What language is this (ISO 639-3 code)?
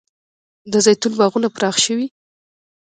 pus